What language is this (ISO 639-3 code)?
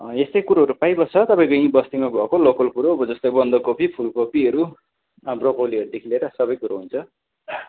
nep